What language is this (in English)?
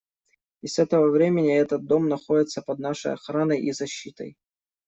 Russian